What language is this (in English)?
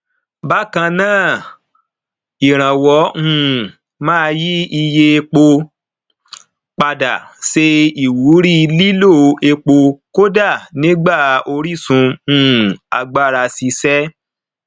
Yoruba